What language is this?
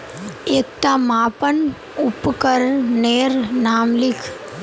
Magahi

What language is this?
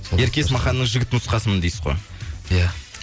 Kazakh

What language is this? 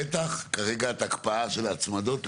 Hebrew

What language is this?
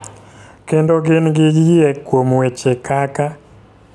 Luo (Kenya and Tanzania)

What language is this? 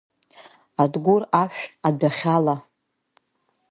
Abkhazian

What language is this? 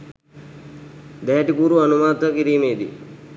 Sinhala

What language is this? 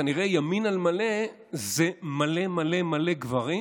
Hebrew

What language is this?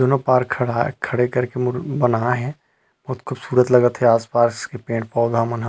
Chhattisgarhi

